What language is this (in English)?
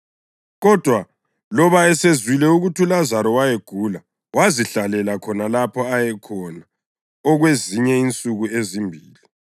North Ndebele